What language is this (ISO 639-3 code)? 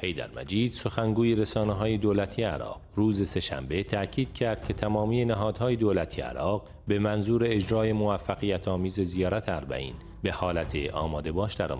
fas